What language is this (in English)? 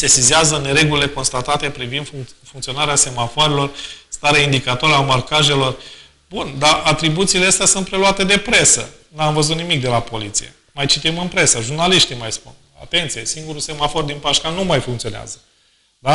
Romanian